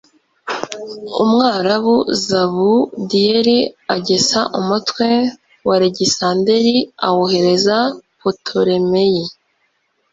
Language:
Kinyarwanda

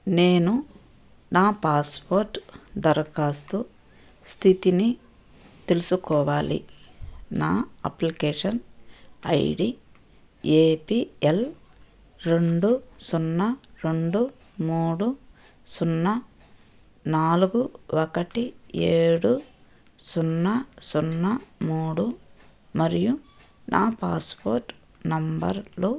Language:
Telugu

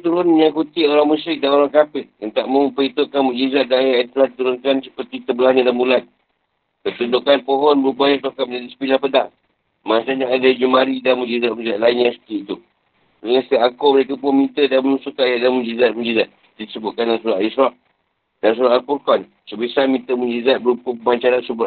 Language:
Malay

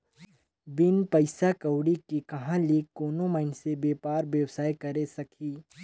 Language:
Chhattisgarhi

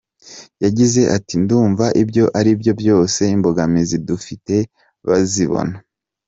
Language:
Kinyarwanda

